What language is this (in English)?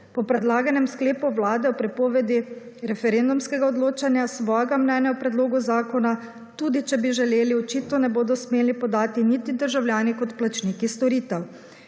Slovenian